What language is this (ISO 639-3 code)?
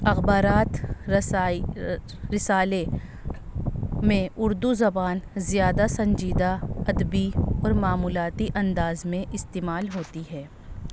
urd